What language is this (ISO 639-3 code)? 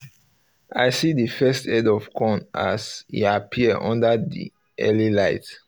pcm